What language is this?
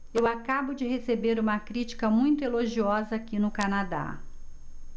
Portuguese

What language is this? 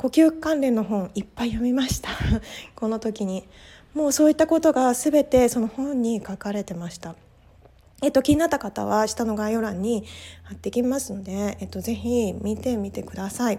Japanese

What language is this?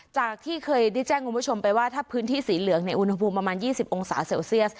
Thai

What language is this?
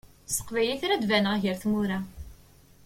Kabyle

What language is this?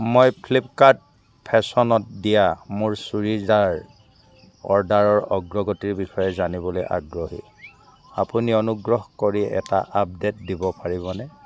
Assamese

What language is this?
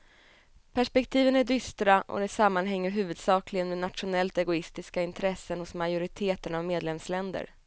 Swedish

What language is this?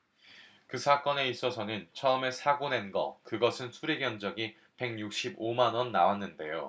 Korean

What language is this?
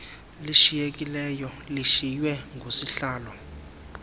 Xhosa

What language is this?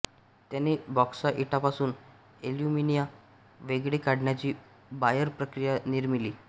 Marathi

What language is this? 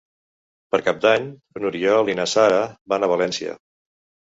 Catalan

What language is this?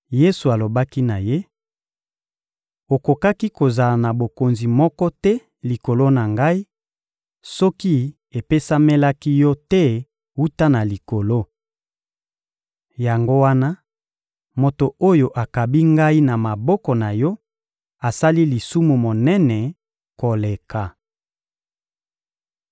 Lingala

